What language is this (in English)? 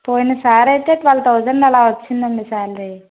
Telugu